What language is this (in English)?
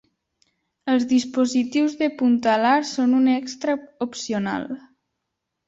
Catalan